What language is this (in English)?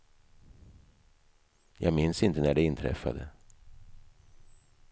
Swedish